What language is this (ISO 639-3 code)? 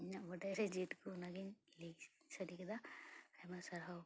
sat